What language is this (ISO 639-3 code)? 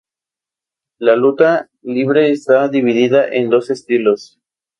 spa